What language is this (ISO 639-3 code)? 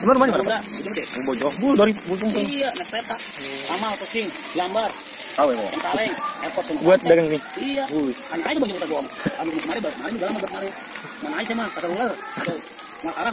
ind